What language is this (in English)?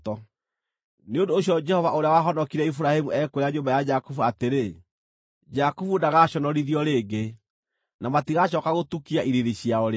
Kikuyu